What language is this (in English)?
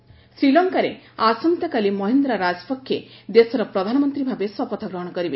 Odia